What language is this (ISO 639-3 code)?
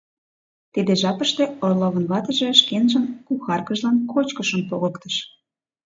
chm